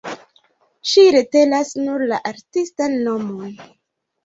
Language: Esperanto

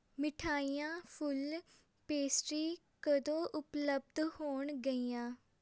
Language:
Punjabi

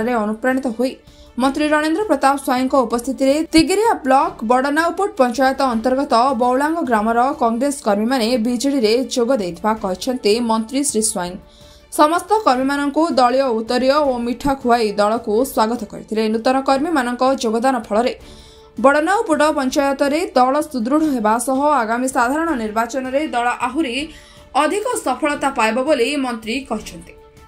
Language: Hindi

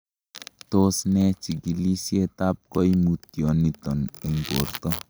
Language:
Kalenjin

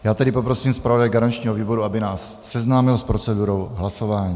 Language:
Czech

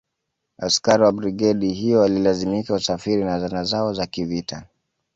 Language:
Swahili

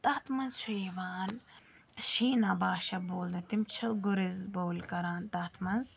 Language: Kashmiri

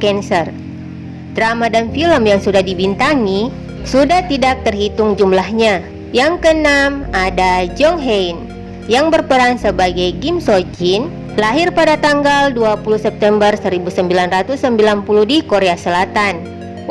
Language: Indonesian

